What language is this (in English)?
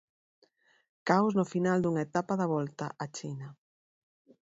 Galician